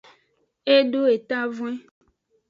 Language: Aja (Benin)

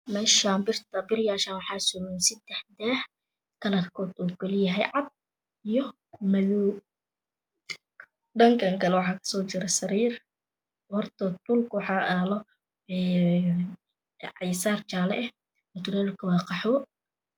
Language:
Somali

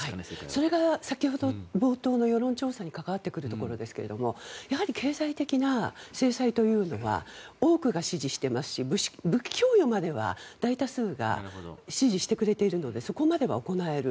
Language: Japanese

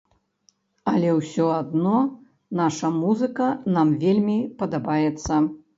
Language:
Belarusian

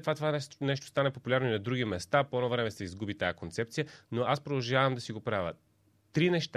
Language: Bulgarian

